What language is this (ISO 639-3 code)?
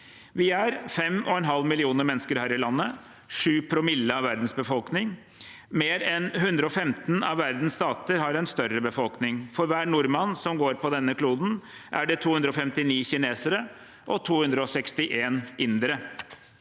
nor